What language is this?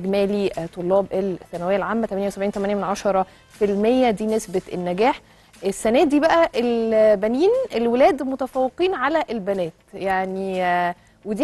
Arabic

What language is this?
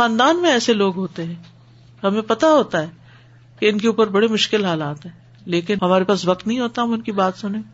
Urdu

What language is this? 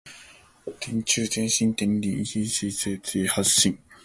Cantonese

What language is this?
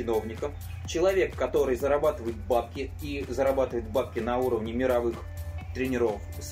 Russian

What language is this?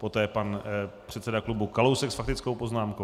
Czech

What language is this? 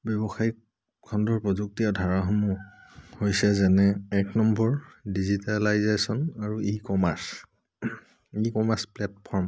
Assamese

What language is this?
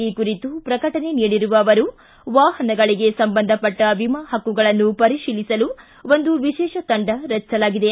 Kannada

